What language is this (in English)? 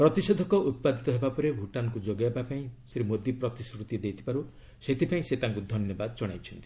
Odia